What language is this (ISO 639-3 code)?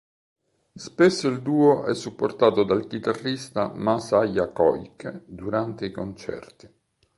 ita